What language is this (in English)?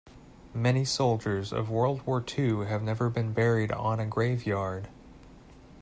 English